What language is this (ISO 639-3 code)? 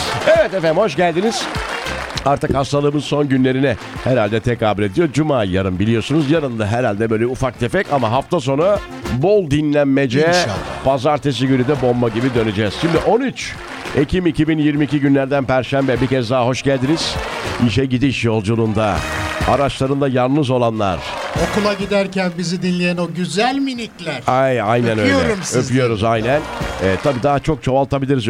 tur